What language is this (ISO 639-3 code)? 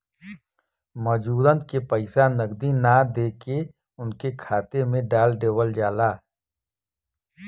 bho